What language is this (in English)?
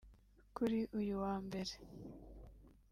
Kinyarwanda